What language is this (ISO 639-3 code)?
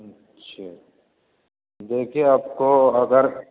urd